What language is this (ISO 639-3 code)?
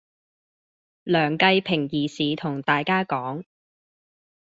yue